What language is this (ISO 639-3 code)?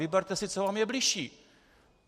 ces